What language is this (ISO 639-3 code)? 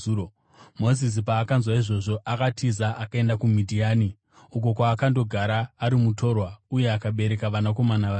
sna